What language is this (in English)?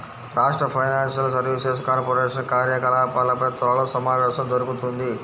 Telugu